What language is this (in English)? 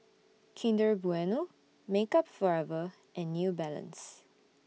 English